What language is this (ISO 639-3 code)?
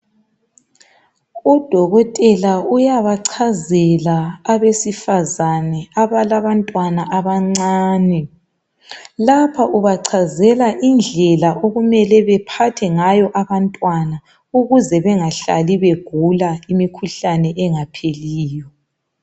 nde